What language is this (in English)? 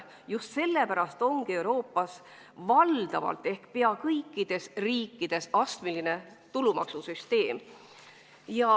Estonian